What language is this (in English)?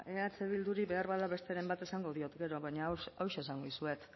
Basque